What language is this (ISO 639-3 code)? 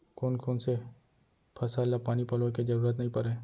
hne